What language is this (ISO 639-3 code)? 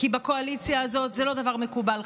heb